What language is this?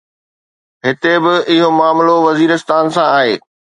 Sindhi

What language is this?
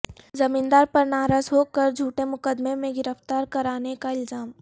Urdu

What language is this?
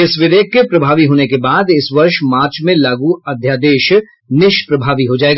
Hindi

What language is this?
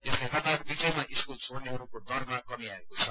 Nepali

